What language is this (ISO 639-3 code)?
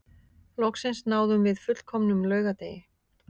isl